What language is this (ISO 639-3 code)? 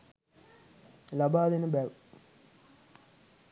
sin